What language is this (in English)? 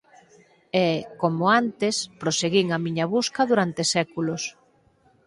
Galician